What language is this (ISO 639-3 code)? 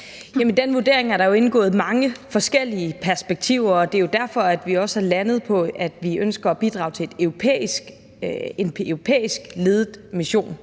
dan